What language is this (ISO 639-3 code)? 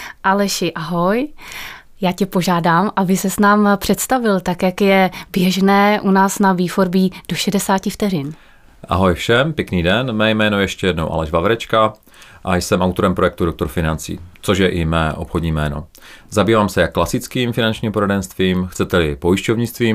ces